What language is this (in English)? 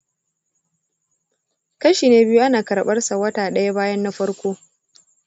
Hausa